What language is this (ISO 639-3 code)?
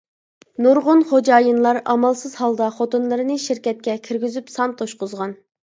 uig